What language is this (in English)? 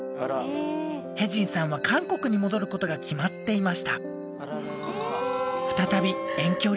Japanese